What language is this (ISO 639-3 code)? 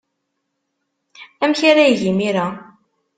kab